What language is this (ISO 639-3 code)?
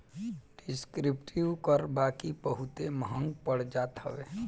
bho